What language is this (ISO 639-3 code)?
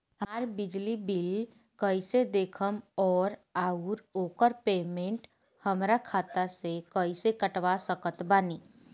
bho